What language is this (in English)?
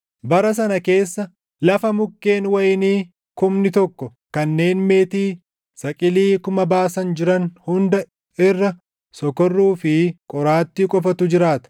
Oromo